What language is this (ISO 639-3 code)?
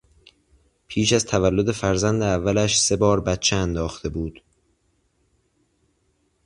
fas